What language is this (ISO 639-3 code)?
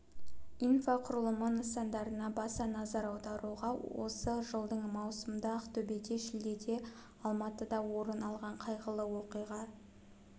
kaz